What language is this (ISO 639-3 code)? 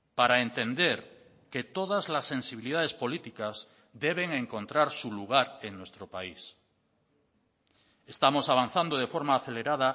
spa